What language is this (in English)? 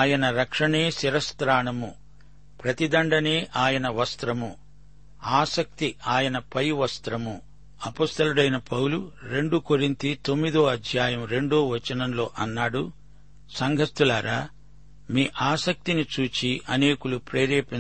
Telugu